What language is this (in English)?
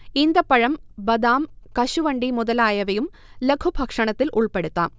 Malayalam